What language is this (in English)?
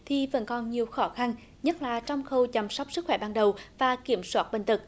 Vietnamese